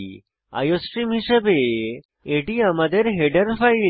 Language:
Bangla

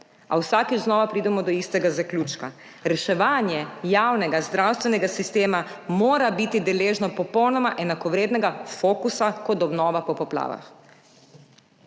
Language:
Slovenian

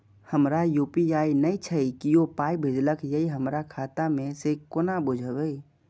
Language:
Maithili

